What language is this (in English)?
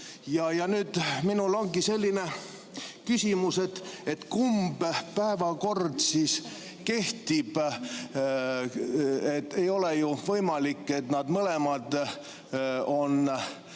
Estonian